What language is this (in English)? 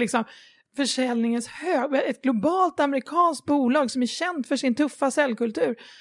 Swedish